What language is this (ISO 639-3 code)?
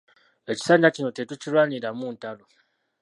lug